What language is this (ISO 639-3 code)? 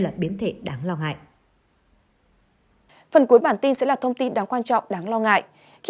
vie